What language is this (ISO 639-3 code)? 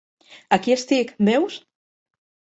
cat